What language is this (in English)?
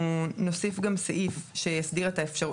Hebrew